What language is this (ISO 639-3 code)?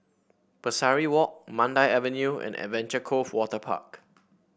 eng